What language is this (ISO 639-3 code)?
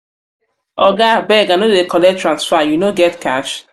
pcm